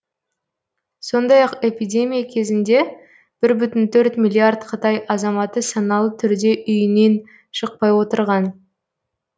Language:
Kazakh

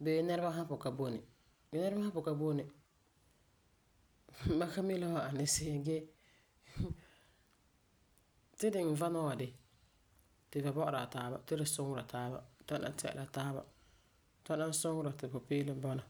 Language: Frafra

